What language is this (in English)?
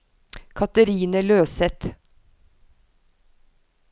Norwegian